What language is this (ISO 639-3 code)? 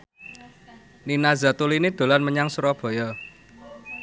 jav